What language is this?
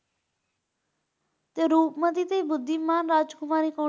Punjabi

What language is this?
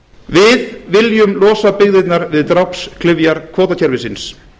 Icelandic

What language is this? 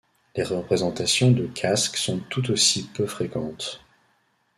French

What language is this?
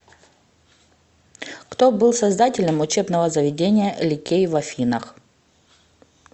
Russian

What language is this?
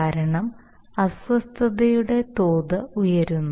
Malayalam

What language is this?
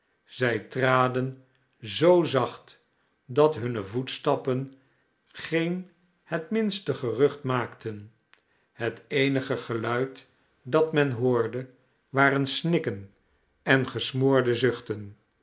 Dutch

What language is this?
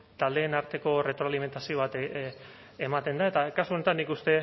Basque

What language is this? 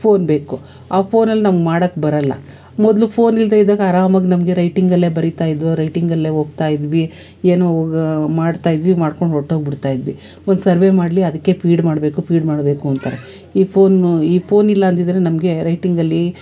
Kannada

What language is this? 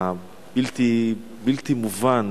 Hebrew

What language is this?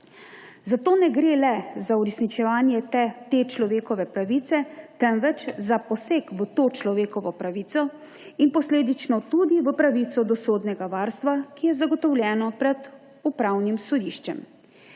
Slovenian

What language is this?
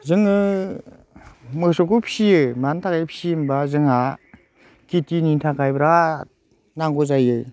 Bodo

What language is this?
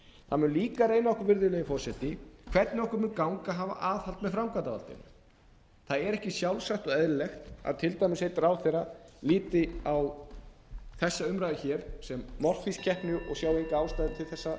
Icelandic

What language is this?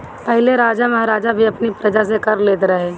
Bhojpuri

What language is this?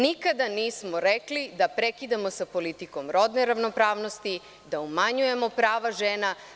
Serbian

